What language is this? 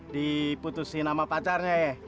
Indonesian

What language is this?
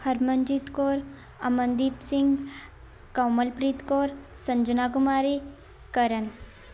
Punjabi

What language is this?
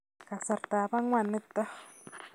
Kalenjin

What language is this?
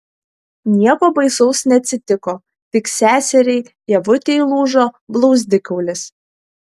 Lithuanian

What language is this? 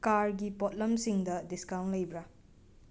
Manipuri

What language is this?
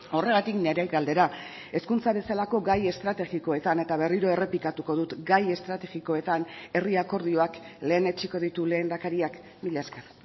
Basque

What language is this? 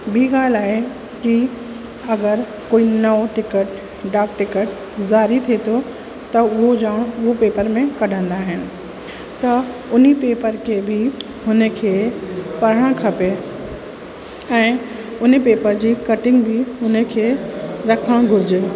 Sindhi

